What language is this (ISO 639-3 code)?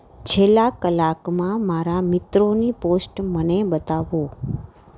guj